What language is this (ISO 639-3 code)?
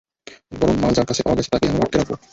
ben